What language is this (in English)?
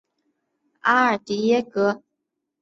Chinese